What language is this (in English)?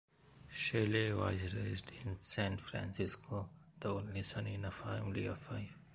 English